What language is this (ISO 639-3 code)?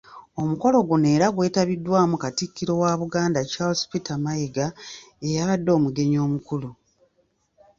lug